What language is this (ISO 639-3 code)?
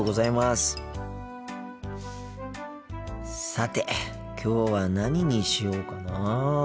jpn